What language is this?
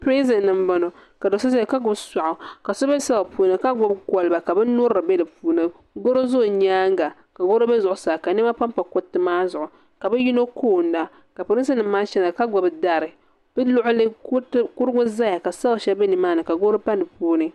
Dagbani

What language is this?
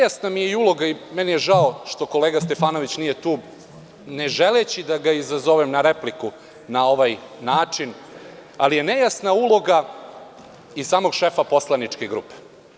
Serbian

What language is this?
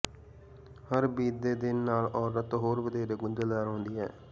Punjabi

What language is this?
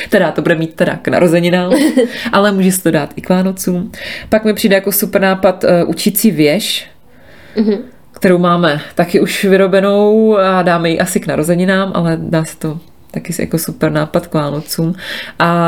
Czech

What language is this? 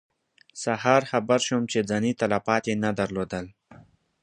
Pashto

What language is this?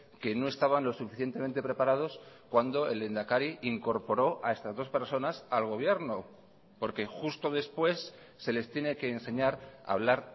Spanish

